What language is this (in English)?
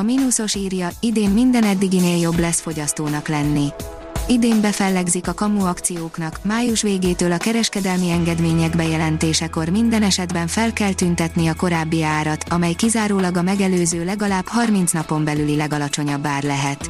Hungarian